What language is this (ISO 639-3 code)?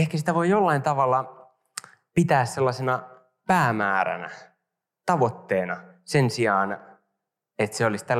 fin